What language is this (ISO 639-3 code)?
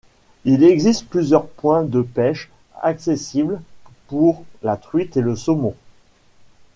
fra